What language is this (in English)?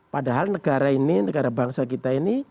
Indonesian